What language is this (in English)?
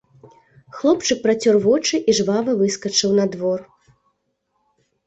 Belarusian